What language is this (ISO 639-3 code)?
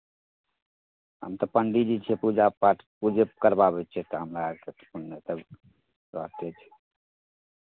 mai